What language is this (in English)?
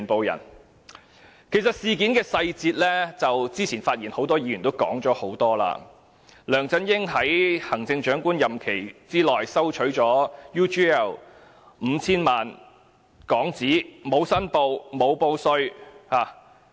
Cantonese